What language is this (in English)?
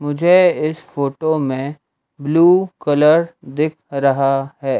Hindi